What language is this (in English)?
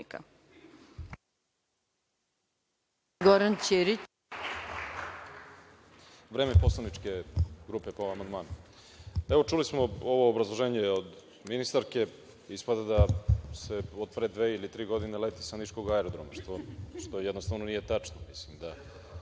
Serbian